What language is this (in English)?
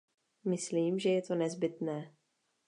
Czech